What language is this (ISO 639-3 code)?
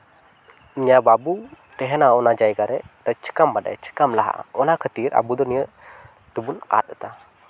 sat